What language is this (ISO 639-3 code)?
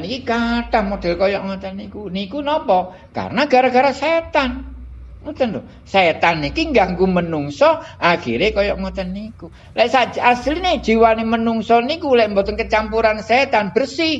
ind